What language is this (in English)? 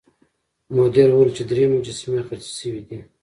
Pashto